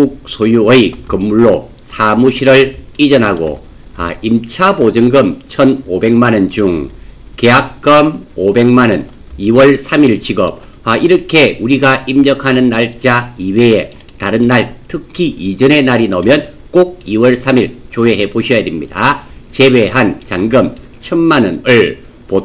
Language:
Korean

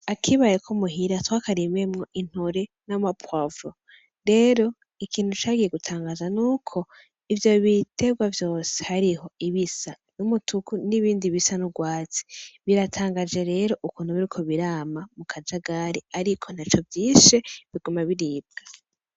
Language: Rundi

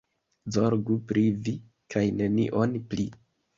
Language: Esperanto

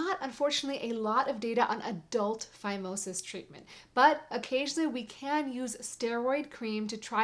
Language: English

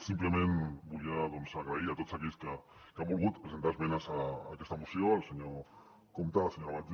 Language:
Catalan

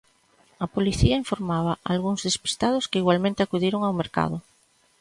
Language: Galician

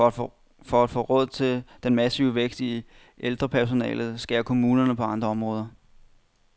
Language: Danish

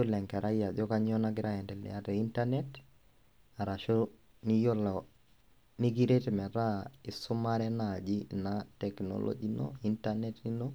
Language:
Masai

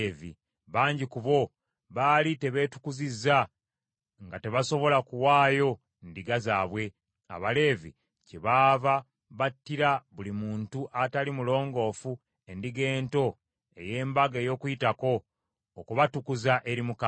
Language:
Ganda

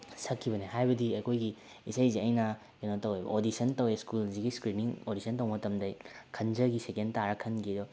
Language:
Manipuri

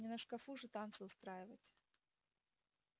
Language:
Russian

